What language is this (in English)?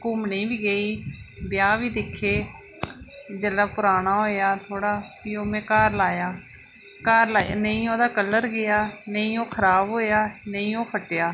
Dogri